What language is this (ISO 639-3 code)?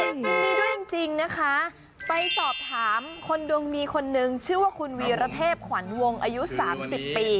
tha